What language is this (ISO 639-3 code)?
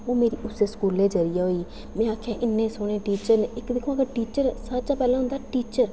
doi